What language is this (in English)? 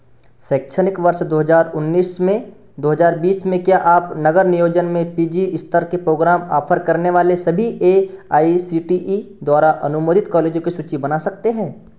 Hindi